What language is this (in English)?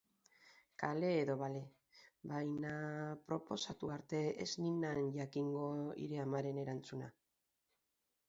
Basque